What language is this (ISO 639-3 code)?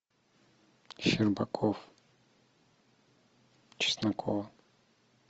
rus